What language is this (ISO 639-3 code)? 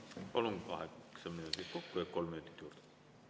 est